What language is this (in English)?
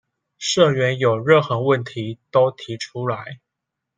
Chinese